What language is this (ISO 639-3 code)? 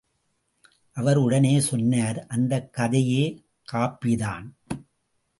tam